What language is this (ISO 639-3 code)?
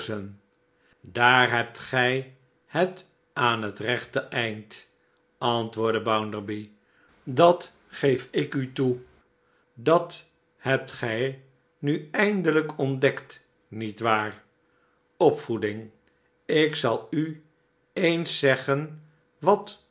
nld